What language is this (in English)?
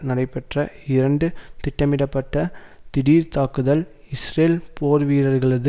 Tamil